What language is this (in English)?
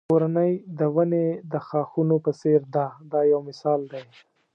Pashto